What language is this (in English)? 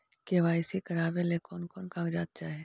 Magahi